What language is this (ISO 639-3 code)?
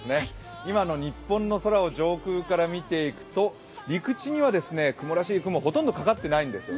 jpn